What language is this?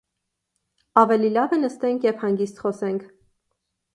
Armenian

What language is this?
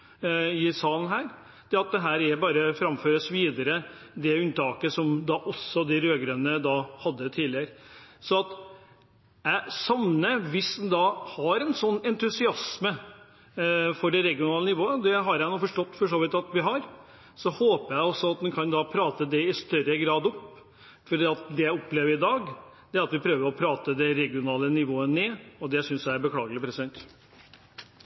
Norwegian Bokmål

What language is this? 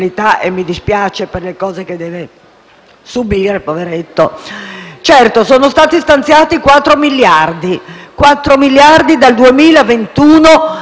Italian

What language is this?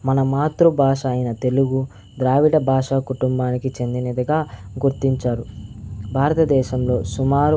Telugu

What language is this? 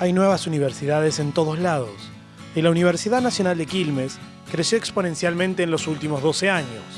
Spanish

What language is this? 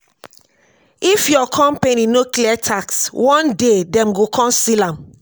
Nigerian Pidgin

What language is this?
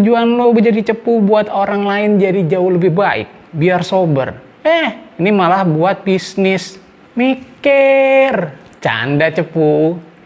Indonesian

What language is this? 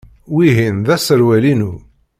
Kabyle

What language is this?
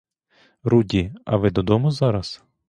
Ukrainian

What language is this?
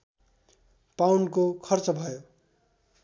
Nepali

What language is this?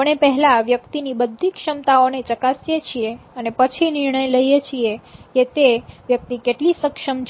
Gujarati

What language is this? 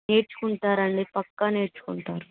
Telugu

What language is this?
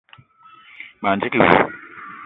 Eton (Cameroon)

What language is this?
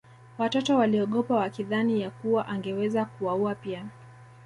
Swahili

